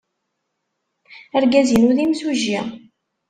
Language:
Kabyle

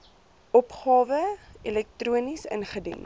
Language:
Afrikaans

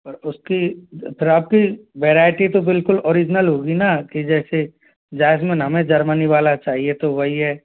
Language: Hindi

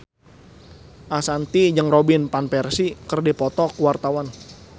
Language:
Sundanese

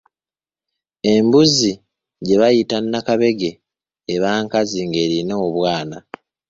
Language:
Ganda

